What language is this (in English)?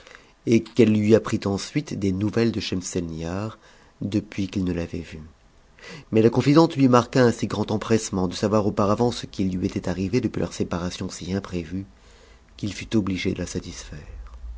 French